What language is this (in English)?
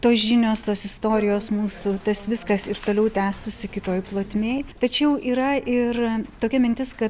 Lithuanian